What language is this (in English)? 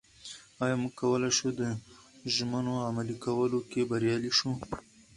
Pashto